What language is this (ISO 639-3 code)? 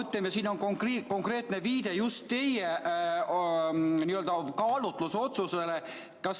est